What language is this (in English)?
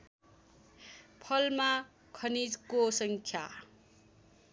Nepali